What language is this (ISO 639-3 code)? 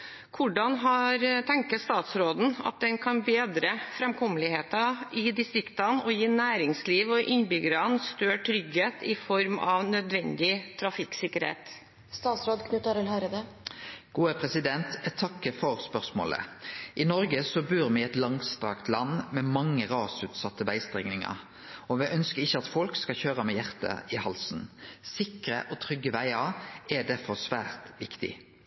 nor